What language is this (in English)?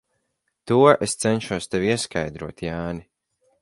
Latvian